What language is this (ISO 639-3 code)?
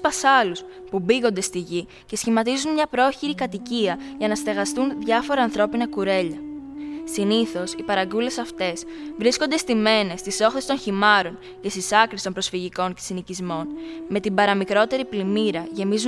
ell